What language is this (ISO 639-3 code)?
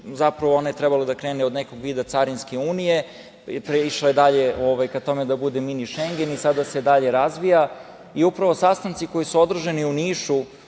srp